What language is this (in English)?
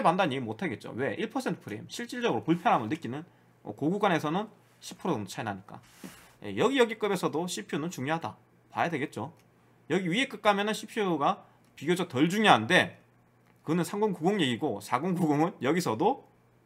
Korean